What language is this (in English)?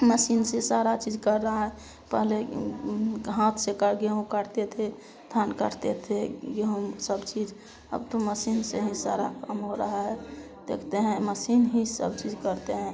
Hindi